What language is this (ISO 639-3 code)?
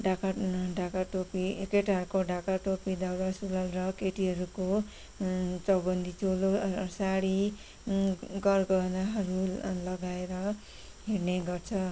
nep